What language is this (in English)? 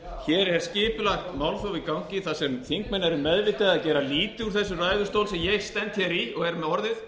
Icelandic